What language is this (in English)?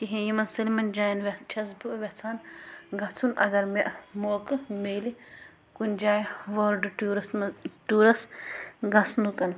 Kashmiri